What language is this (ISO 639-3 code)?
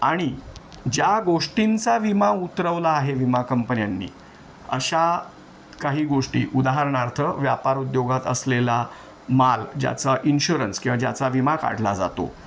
mar